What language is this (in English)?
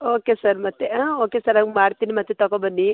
Kannada